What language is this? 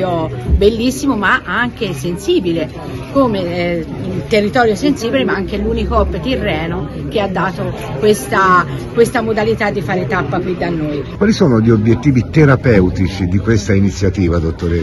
Italian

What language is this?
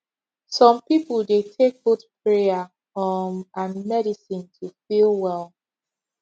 Nigerian Pidgin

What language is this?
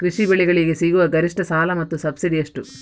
Kannada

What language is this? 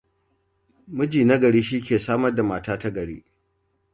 Hausa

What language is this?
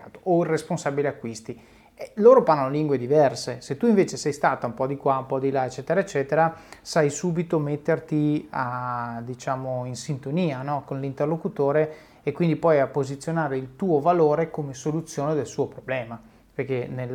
Italian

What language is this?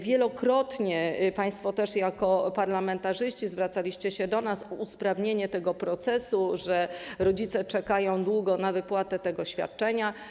Polish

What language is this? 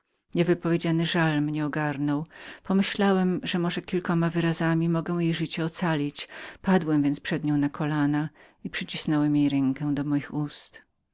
Polish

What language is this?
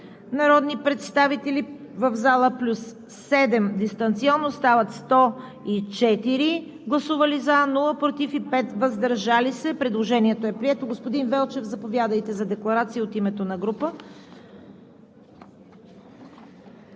Bulgarian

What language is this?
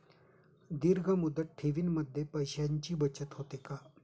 Marathi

